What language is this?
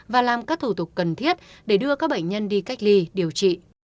Vietnamese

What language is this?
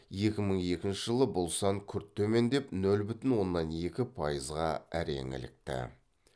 Kazakh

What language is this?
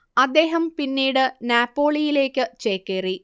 Malayalam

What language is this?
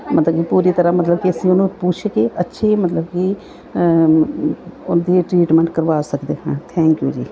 Punjabi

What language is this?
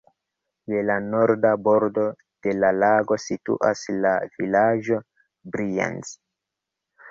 Esperanto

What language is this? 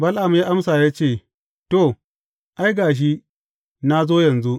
Hausa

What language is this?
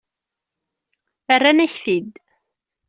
Kabyle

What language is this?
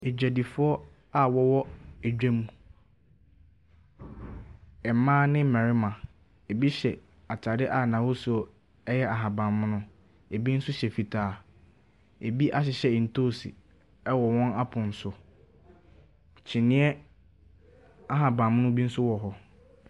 Akan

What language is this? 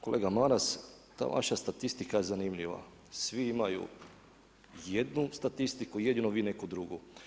Croatian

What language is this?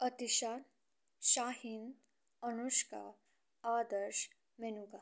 Nepali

